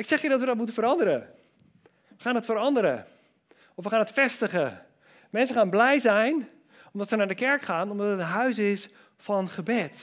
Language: Dutch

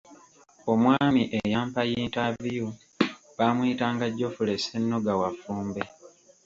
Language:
Ganda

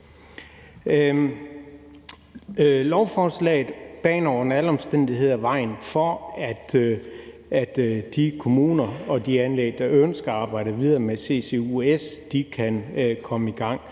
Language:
Danish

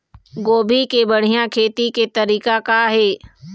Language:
Chhattisgarhi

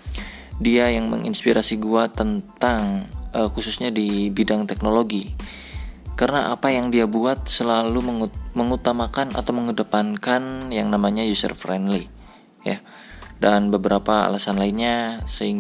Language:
Indonesian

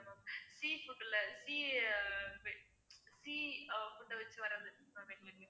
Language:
Tamil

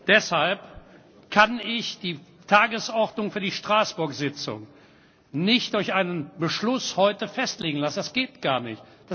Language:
German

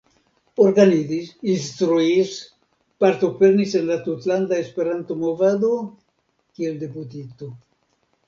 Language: Esperanto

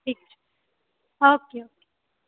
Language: Maithili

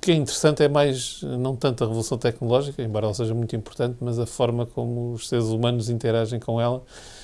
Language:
Portuguese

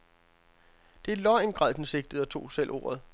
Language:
Danish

